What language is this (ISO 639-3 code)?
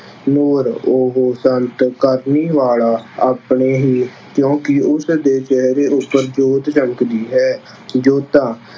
pan